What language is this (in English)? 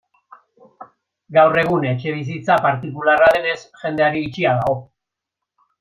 Basque